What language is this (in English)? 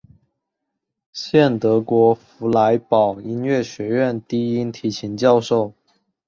Chinese